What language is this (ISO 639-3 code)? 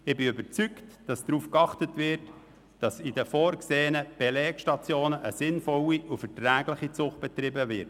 gsw